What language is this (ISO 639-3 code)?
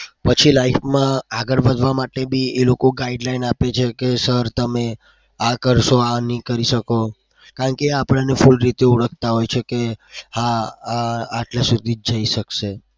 guj